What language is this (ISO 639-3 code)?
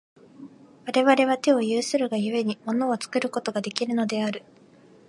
jpn